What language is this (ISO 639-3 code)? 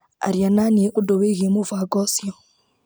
kik